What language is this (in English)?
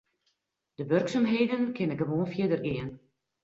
Western Frisian